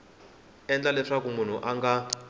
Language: Tsonga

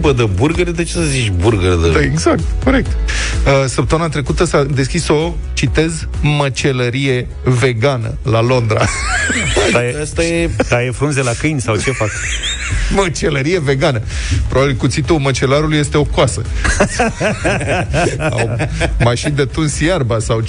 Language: Romanian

